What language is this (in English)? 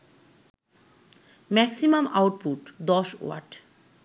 Bangla